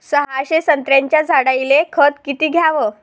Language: Marathi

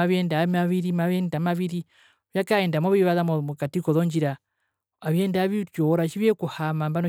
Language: Herero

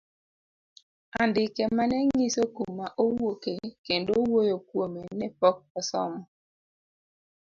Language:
Luo (Kenya and Tanzania)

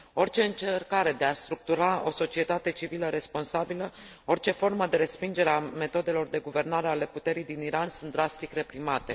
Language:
Romanian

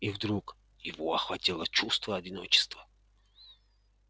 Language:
Russian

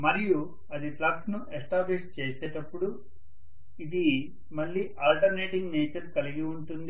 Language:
Telugu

